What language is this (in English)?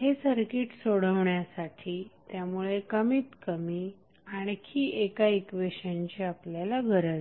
Marathi